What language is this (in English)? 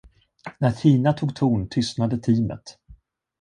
Swedish